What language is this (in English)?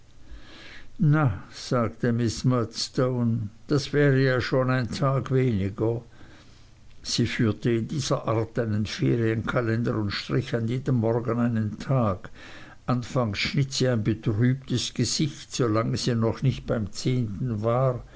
German